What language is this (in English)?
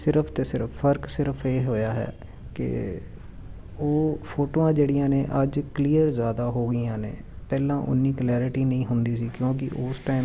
Punjabi